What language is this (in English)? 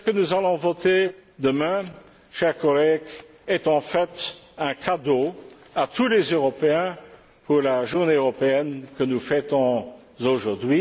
French